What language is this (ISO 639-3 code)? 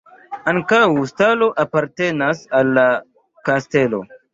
epo